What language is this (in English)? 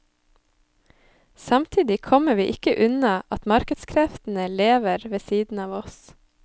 Norwegian